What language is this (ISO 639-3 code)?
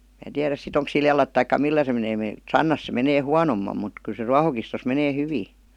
fin